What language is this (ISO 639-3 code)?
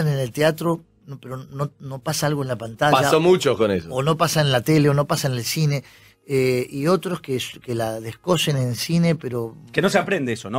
spa